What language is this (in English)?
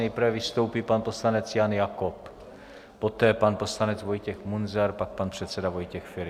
Czech